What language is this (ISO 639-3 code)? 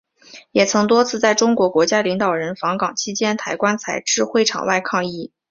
zho